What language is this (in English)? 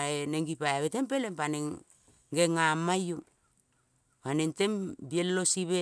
Kol (Papua New Guinea)